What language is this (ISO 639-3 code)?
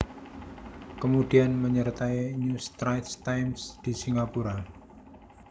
jav